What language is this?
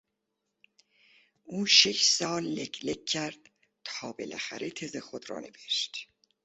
Persian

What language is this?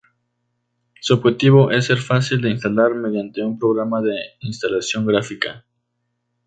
Spanish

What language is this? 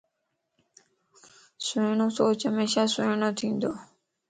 Lasi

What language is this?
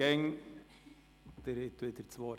Swiss German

